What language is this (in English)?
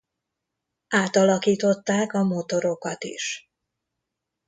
Hungarian